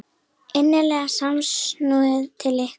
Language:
Icelandic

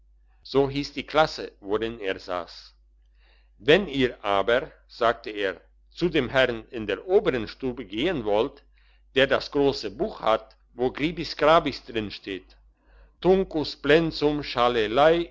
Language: German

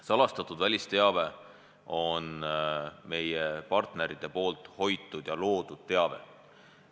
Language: Estonian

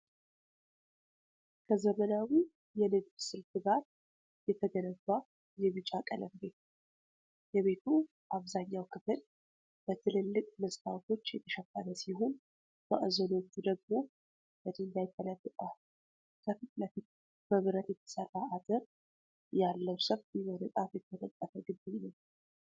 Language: Amharic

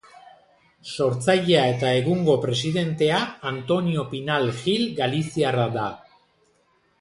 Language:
Basque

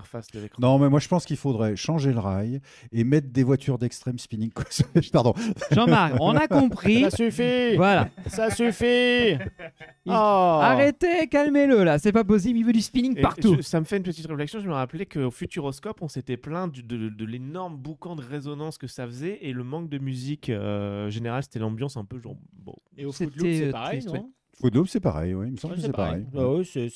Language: French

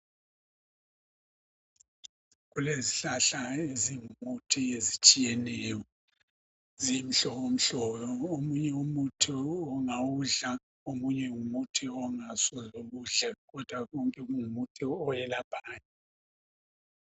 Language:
North Ndebele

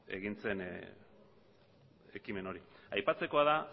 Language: Basque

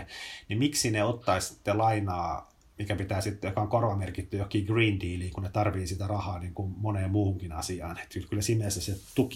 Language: Finnish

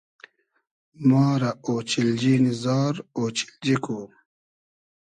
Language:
Hazaragi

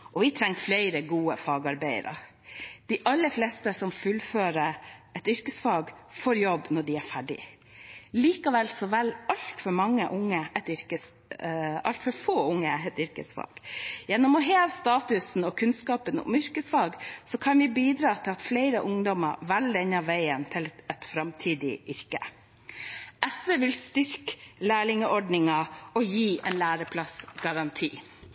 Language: Norwegian Bokmål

